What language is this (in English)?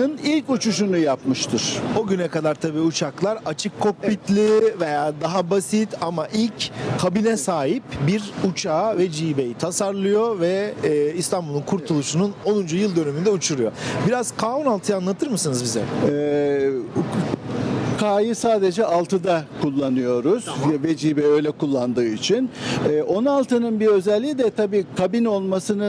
Turkish